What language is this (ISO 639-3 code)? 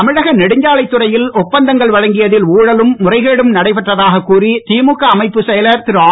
tam